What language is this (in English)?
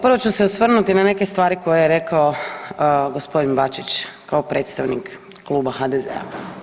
Croatian